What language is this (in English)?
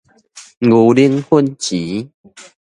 Min Nan Chinese